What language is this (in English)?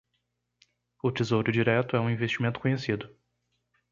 Portuguese